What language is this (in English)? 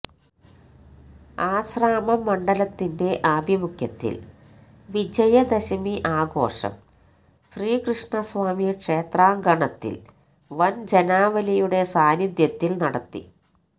Malayalam